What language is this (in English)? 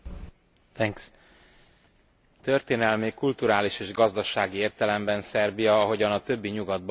Hungarian